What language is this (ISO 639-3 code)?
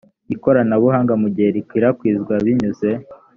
kin